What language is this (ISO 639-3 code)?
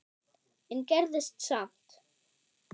isl